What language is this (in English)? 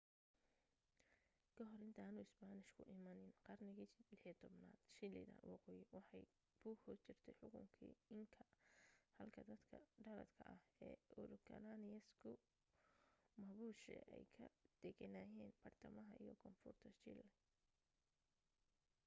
Somali